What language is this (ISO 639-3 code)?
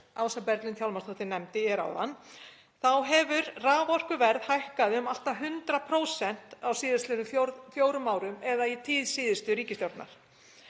isl